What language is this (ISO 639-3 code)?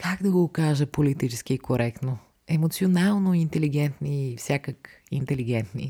bul